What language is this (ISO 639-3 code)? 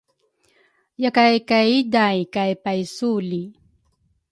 dru